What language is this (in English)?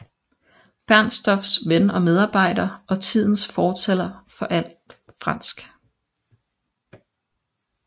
Danish